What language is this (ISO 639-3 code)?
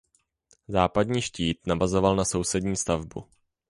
ces